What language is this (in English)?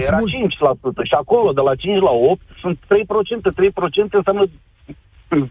Romanian